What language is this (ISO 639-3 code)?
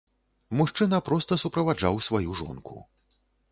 bel